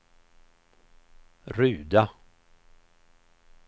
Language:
Swedish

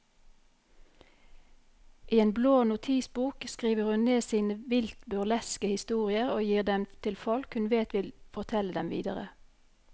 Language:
Norwegian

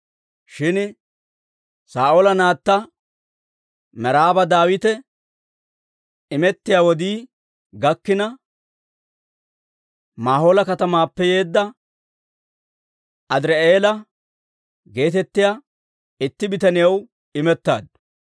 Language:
Dawro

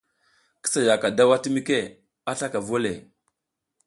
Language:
South Giziga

